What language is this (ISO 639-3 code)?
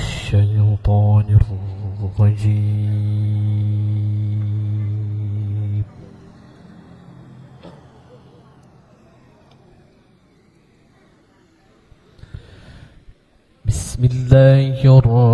ara